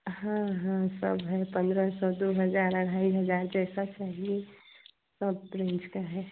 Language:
Hindi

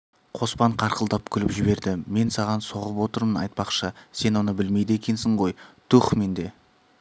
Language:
Kazakh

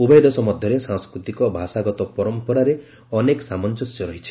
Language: Odia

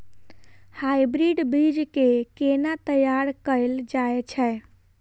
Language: Maithili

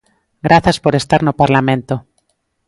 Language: Galician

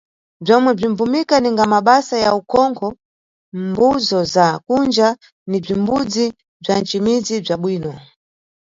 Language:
Nyungwe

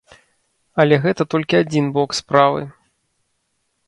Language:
Belarusian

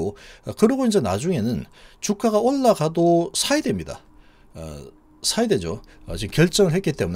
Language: Korean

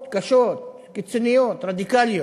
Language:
Hebrew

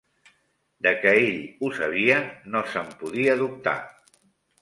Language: Catalan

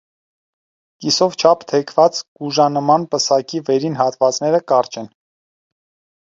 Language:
Armenian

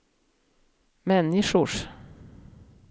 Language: Swedish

